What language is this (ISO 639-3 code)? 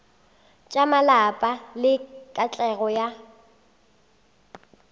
nso